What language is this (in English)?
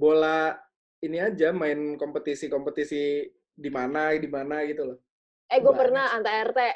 Indonesian